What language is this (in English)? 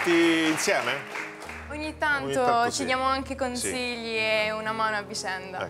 Italian